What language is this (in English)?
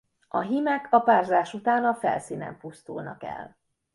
Hungarian